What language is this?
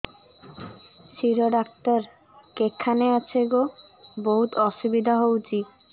Odia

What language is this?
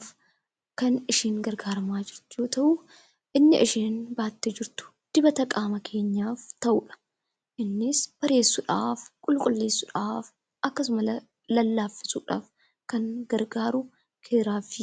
Oromo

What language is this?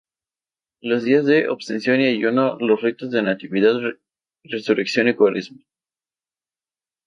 Spanish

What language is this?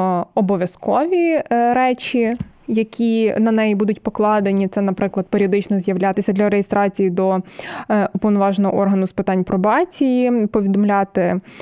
Ukrainian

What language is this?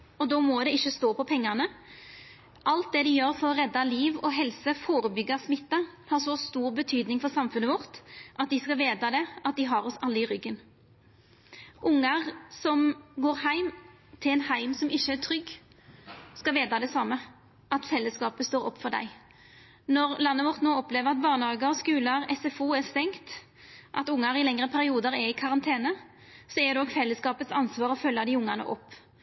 Norwegian Nynorsk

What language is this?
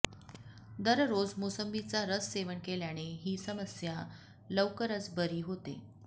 Marathi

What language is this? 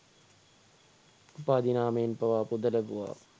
Sinhala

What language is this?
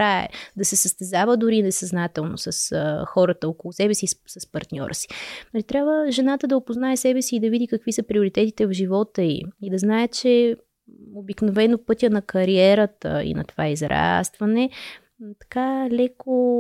Bulgarian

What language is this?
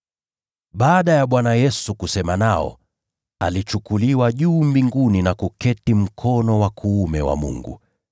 Swahili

